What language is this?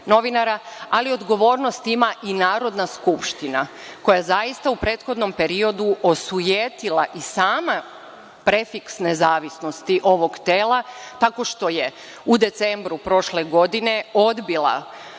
Serbian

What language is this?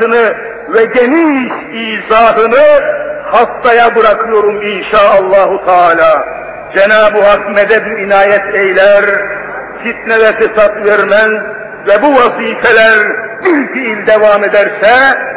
Turkish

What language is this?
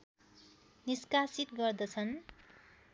Nepali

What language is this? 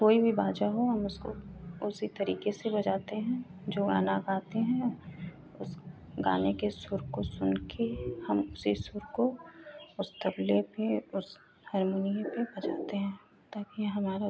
Hindi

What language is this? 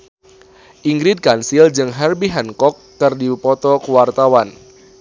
Sundanese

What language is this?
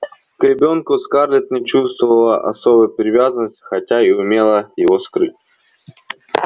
Russian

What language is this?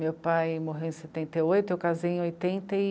Portuguese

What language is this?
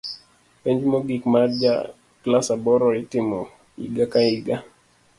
Luo (Kenya and Tanzania)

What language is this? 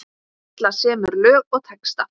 Icelandic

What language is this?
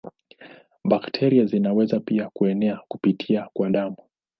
Swahili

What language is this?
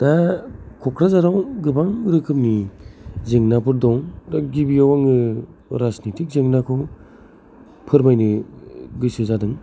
Bodo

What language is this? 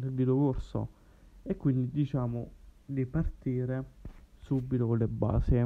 Italian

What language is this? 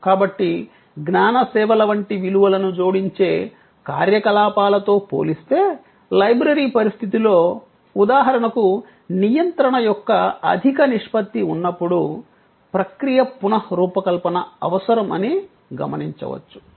Telugu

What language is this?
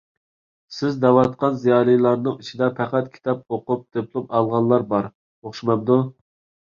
Uyghur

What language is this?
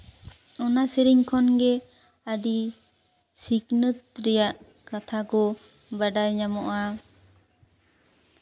Santali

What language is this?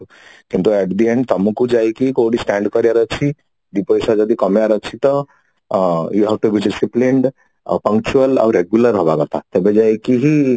Odia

